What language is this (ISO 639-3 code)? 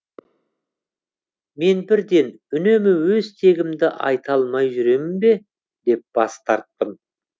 kaz